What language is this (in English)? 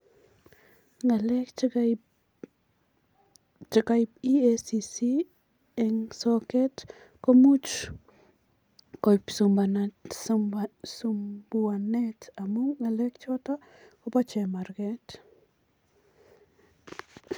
Kalenjin